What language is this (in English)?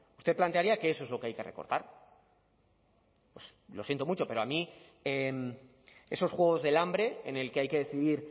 Spanish